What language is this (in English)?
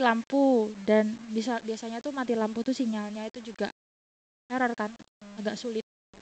Indonesian